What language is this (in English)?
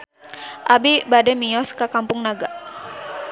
Sundanese